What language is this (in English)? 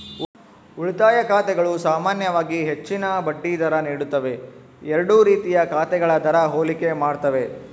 Kannada